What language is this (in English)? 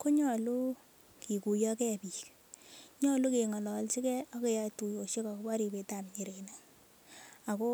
Kalenjin